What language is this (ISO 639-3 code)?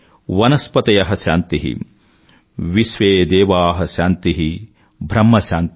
tel